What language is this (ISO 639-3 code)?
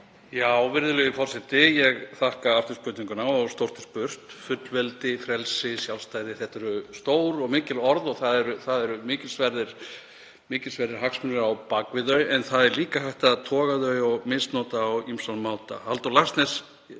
isl